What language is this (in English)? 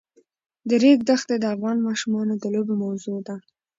Pashto